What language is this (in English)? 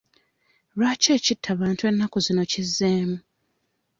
Ganda